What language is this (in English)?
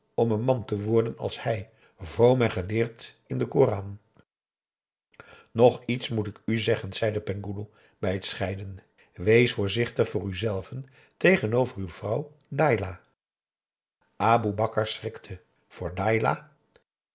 Dutch